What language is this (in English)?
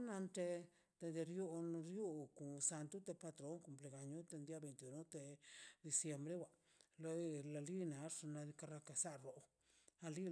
Mazaltepec Zapotec